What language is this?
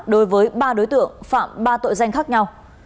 Vietnamese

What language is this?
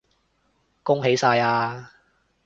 Cantonese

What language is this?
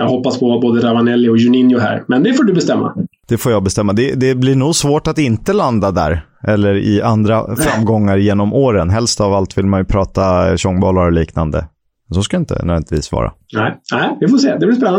Swedish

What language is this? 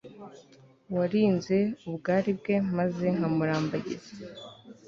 Kinyarwanda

